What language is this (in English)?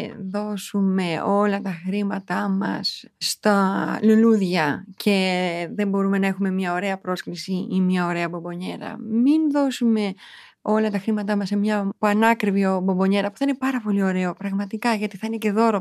Greek